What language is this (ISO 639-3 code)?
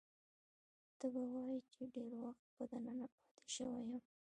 pus